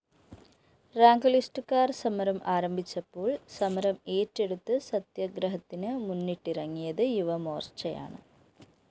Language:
Malayalam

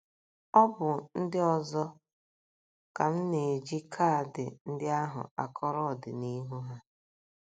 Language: Igbo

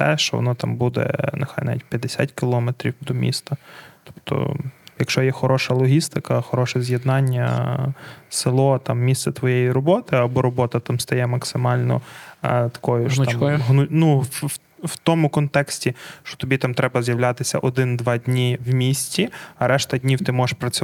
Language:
Ukrainian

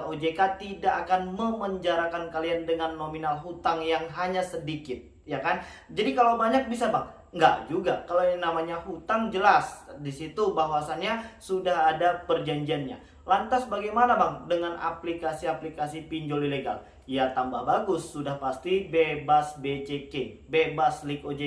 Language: Indonesian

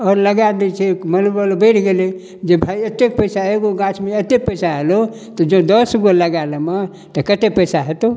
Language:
Maithili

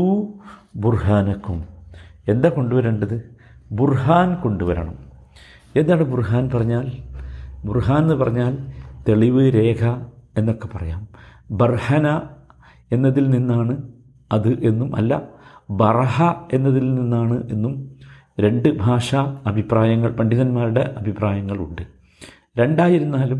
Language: Malayalam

